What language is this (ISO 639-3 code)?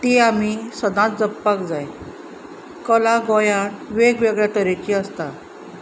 kok